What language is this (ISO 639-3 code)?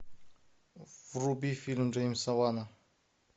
rus